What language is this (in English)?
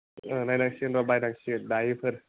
Bodo